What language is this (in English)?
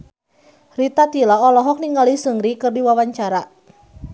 Sundanese